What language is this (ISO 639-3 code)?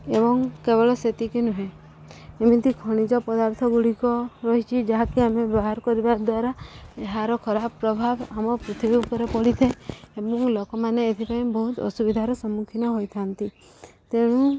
ori